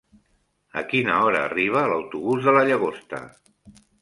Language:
Catalan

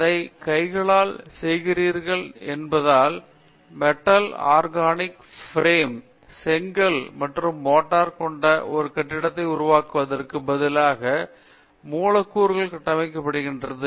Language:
Tamil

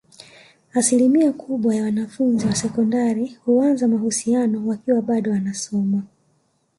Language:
Swahili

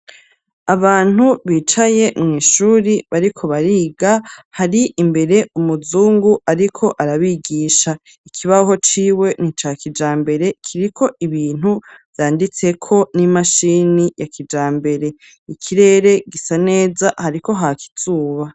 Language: Rundi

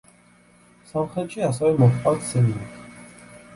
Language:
Georgian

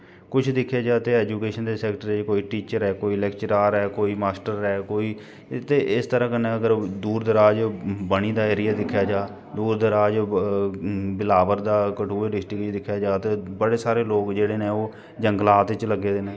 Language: Dogri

